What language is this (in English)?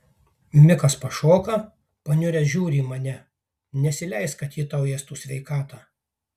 Lithuanian